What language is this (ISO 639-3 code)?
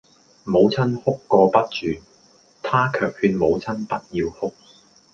yue